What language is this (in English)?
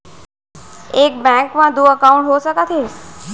Chhattisgarhi